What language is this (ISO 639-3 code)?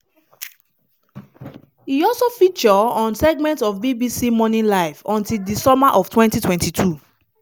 pcm